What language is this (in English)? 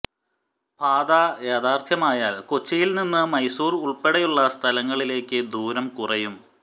Malayalam